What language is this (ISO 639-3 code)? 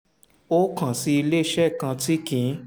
yor